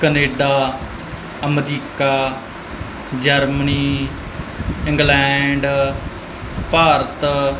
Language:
Punjabi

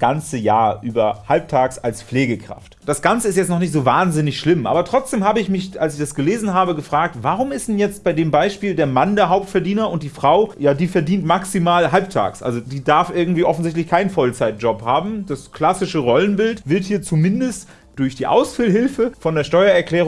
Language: German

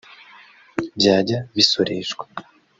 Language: Kinyarwanda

